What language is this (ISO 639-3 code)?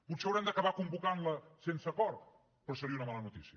cat